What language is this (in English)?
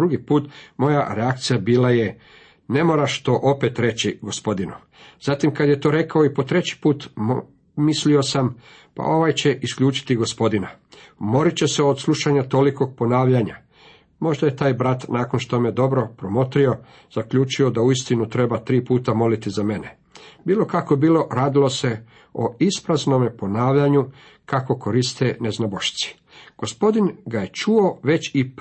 Croatian